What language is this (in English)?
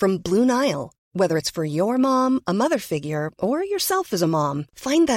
Persian